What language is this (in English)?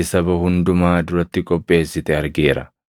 Oromo